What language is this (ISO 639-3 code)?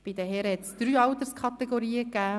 gsw